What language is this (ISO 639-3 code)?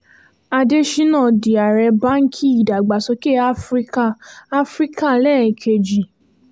yor